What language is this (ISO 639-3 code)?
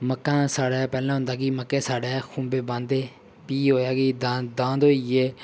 doi